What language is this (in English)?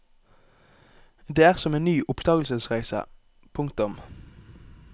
Norwegian